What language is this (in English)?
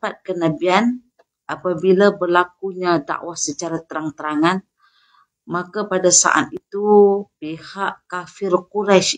Malay